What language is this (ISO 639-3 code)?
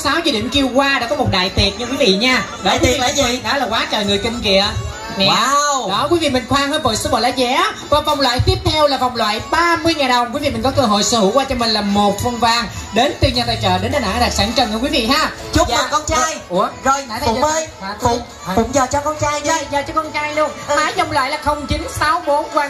vie